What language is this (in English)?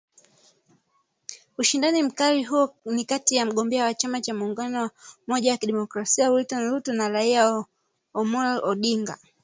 Swahili